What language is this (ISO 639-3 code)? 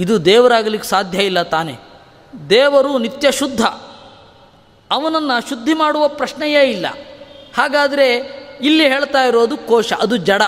kan